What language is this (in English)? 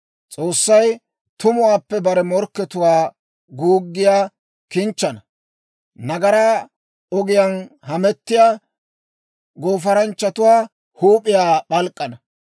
Dawro